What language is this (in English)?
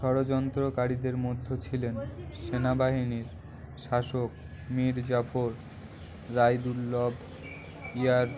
Bangla